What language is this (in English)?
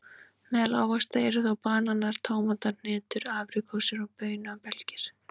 Icelandic